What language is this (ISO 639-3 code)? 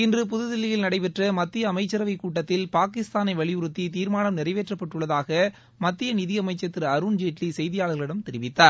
tam